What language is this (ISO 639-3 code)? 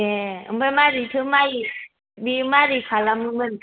brx